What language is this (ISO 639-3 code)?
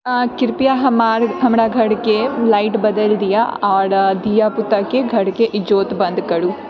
mai